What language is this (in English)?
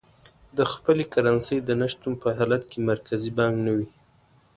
Pashto